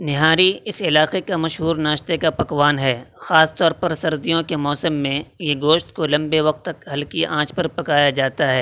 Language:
Urdu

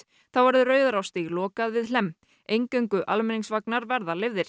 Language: Icelandic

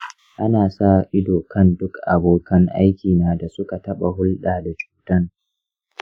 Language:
Hausa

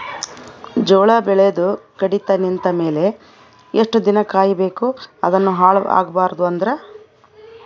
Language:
Kannada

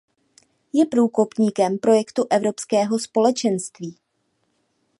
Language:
Czech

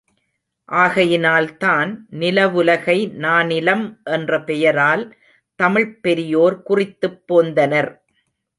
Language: Tamil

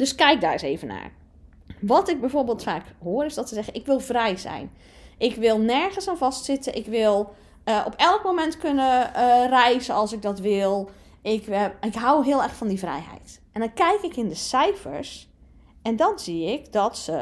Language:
Dutch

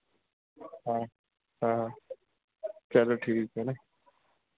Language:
Hindi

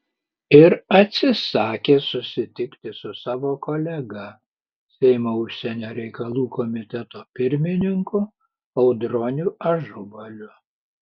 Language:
Lithuanian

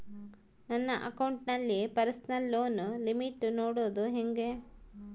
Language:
Kannada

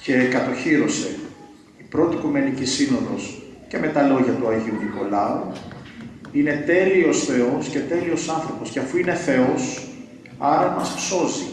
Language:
Greek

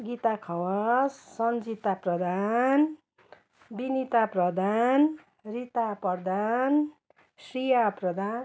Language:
Nepali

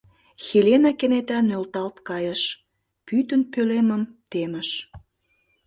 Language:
Mari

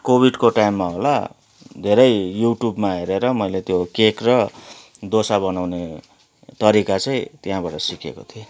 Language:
Nepali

